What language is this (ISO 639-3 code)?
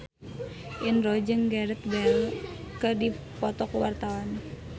sun